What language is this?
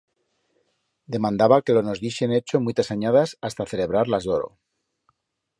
Aragonese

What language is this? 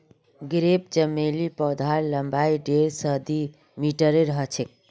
Magahi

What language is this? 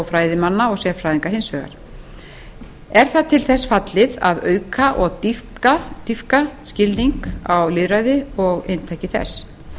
Icelandic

